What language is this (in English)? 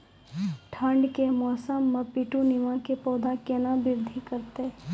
Maithili